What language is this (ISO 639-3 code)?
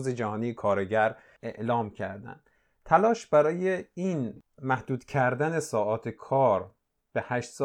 fas